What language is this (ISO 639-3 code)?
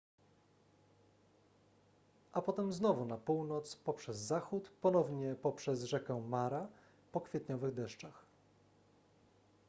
pol